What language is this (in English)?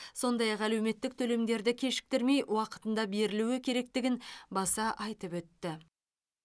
Kazakh